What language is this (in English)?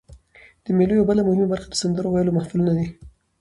Pashto